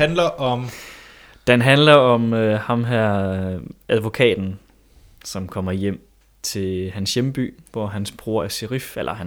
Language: Danish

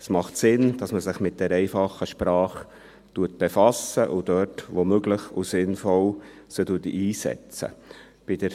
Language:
Swiss German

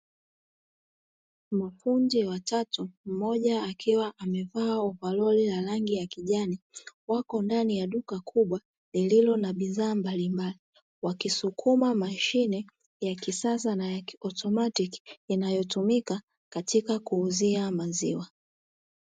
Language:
Swahili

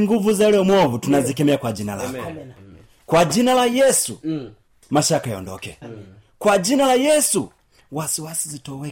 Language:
Swahili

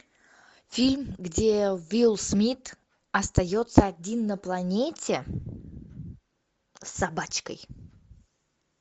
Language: Russian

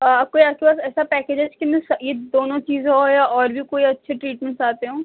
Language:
Urdu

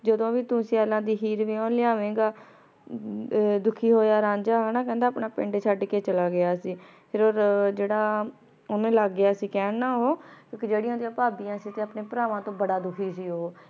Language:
Punjabi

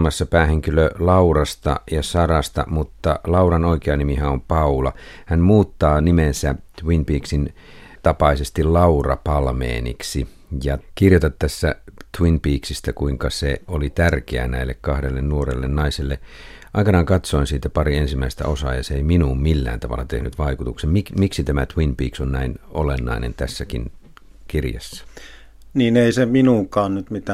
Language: Finnish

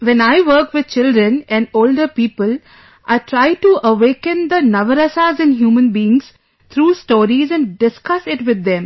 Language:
English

